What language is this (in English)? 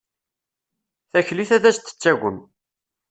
Kabyle